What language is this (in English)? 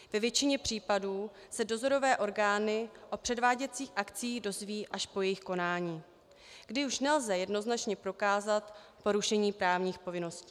Czech